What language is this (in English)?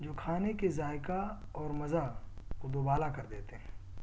Urdu